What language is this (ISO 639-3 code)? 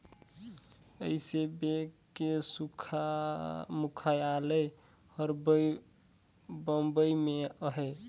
hne